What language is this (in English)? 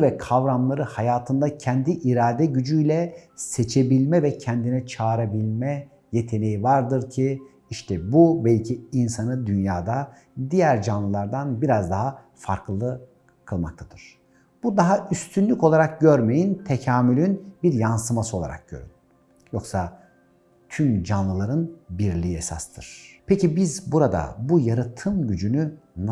Turkish